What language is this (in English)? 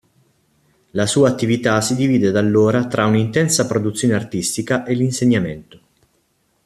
Italian